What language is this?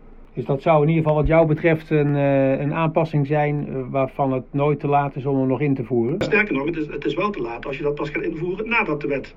Dutch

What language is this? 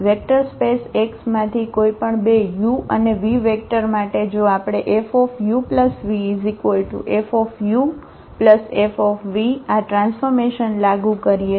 Gujarati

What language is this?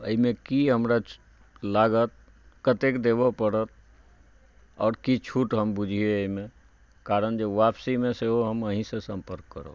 Maithili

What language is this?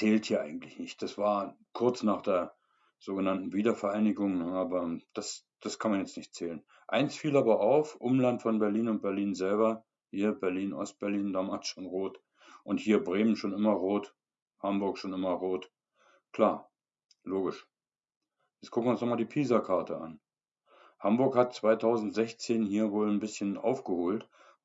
German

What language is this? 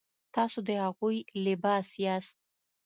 Pashto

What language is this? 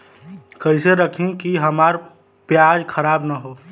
Bhojpuri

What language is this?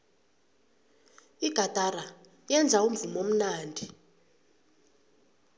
South Ndebele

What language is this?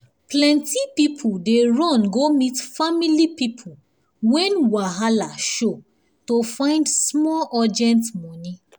Nigerian Pidgin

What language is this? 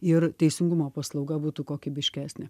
Lithuanian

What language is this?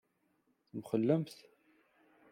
Kabyle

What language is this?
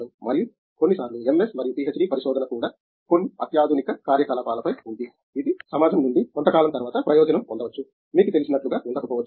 Telugu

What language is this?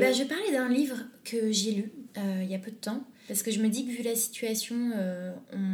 French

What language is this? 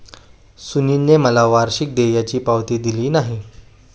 Marathi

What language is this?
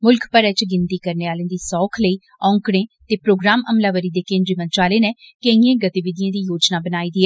Dogri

